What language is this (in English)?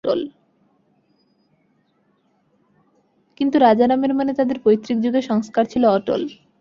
Bangla